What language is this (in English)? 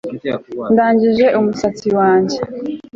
Kinyarwanda